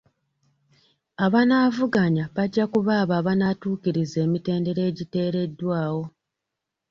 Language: Ganda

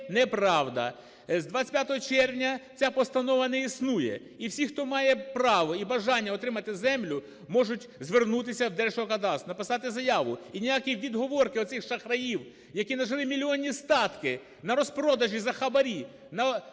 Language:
Ukrainian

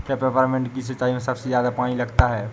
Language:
Hindi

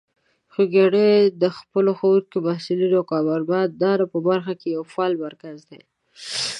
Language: Pashto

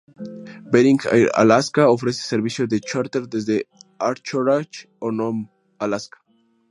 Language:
Spanish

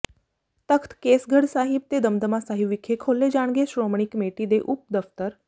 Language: Punjabi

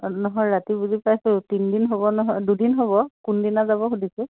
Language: Assamese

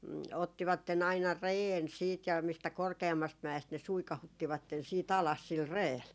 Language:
Finnish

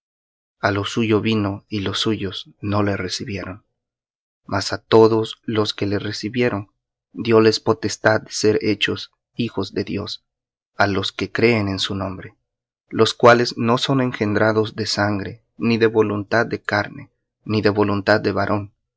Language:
Spanish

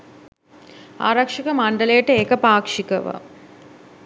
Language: Sinhala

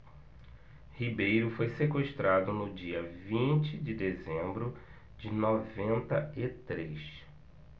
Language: Portuguese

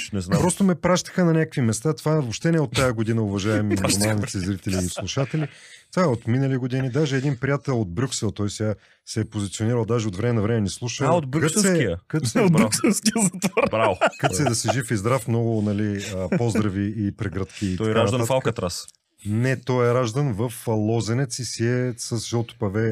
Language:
Bulgarian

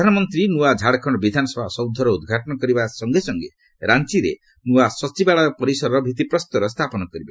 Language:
Odia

